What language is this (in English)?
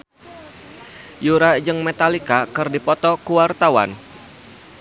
Sundanese